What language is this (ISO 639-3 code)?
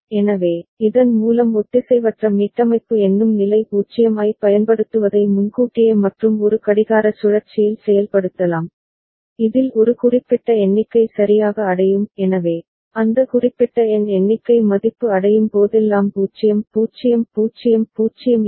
tam